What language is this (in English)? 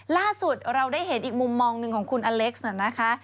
Thai